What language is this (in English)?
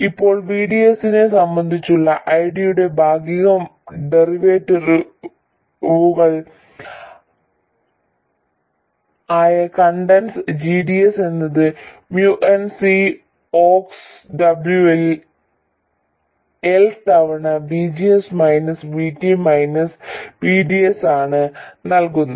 Malayalam